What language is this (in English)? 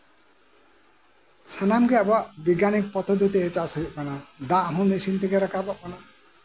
Santali